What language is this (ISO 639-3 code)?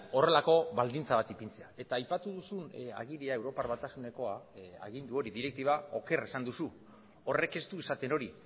eus